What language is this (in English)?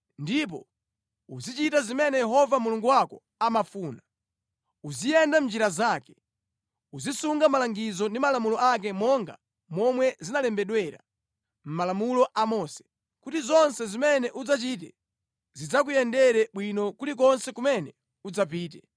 Nyanja